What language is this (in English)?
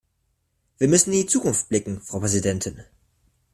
German